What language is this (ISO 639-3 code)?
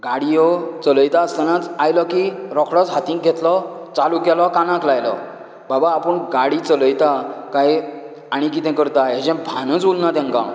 kok